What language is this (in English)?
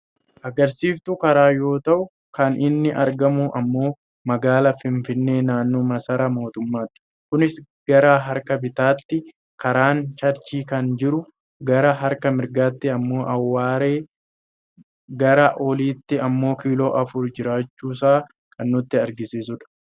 Oromo